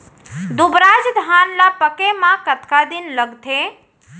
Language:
Chhattisgarhi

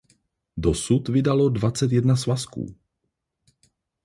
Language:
Czech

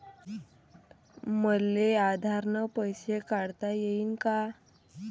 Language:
Marathi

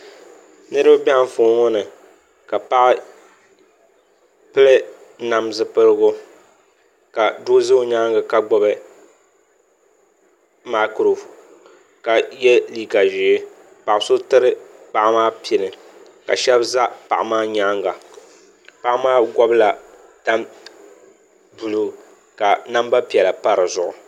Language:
Dagbani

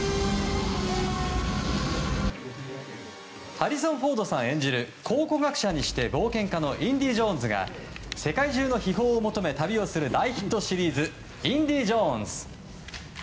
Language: Japanese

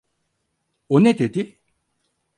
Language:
Turkish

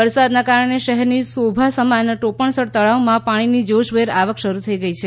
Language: Gujarati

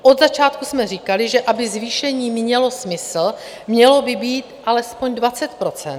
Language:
Czech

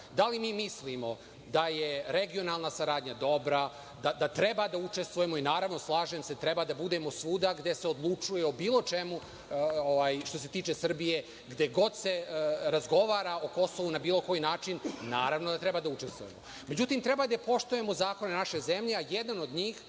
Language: Serbian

